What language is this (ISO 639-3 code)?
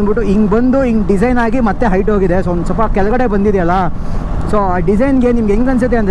kan